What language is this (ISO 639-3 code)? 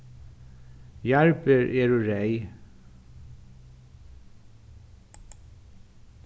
fao